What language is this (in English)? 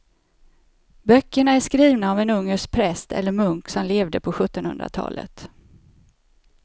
Swedish